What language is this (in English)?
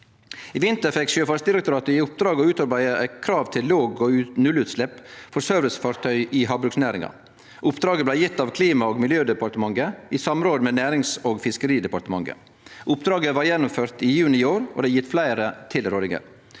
Norwegian